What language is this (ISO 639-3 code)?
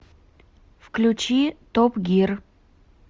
rus